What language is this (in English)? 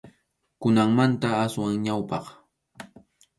Arequipa-La Unión Quechua